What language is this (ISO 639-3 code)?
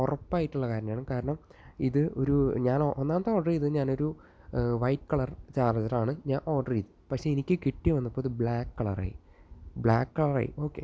mal